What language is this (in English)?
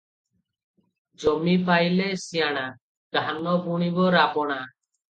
Odia